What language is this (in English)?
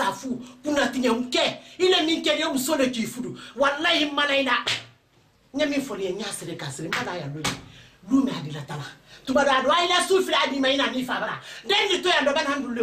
French